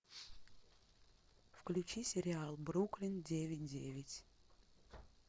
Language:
Russian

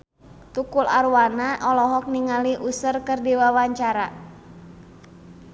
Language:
Sundanese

